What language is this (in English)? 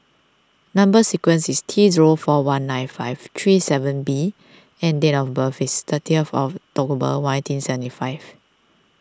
English